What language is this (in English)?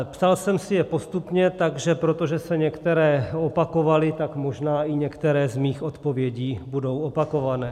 Czech